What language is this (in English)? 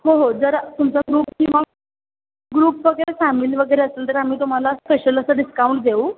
Marathi